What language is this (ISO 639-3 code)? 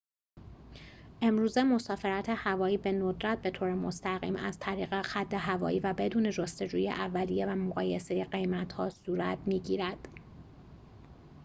fas